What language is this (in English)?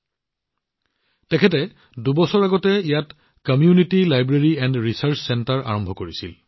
Assamese